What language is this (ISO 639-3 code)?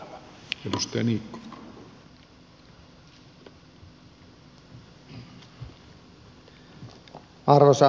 fin